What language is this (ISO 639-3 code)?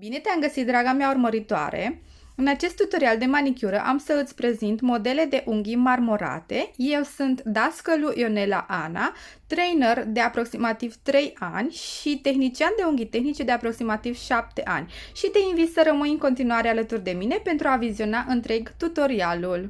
ron